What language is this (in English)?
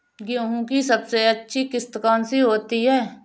Hindi